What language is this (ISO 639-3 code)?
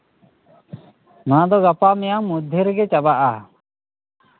sat